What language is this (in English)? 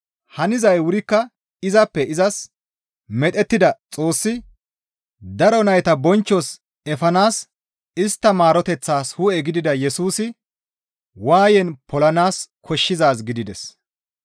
Gamo